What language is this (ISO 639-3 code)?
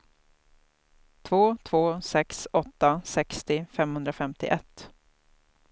swe